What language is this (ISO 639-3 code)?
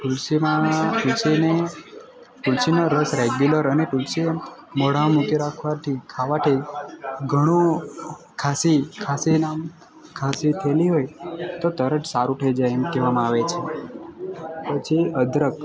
guj